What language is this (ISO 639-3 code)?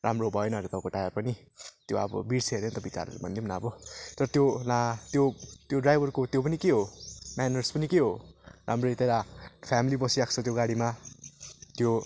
nep